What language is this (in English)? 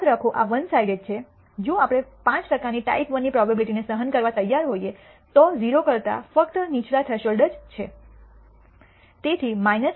Gujarati